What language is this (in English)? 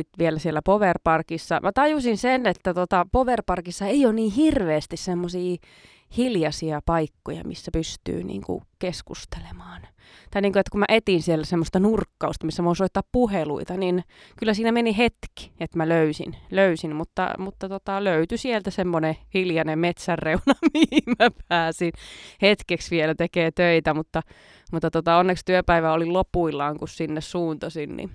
Finnish